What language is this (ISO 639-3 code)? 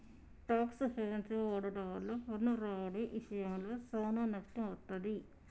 tel